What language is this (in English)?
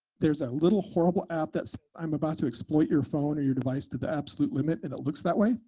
English